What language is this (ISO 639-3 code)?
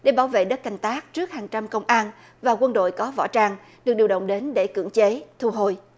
vie